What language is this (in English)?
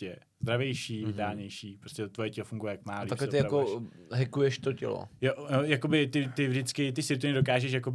Czech